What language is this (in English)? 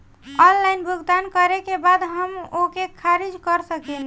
Bhojpuri